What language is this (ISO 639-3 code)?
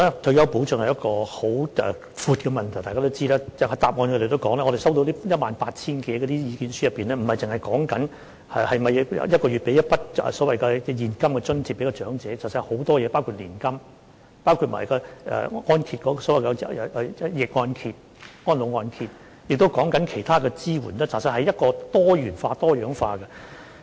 yue